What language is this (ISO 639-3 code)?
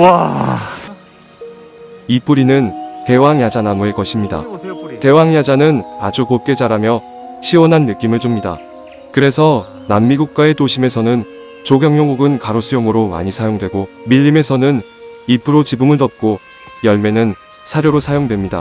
kor